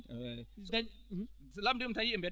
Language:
Fula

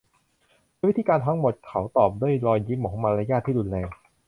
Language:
Thai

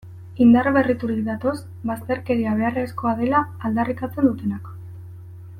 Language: Basque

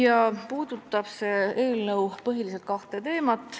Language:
Estonian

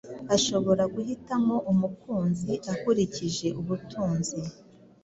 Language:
Kinyarwanda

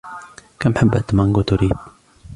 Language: Arabic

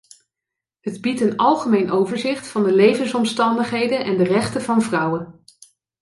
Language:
Dutch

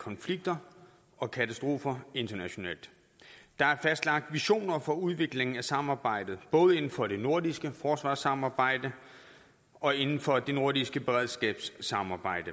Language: Danish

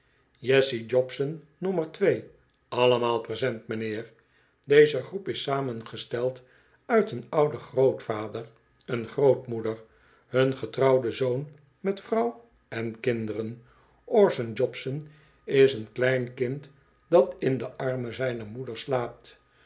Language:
Dutch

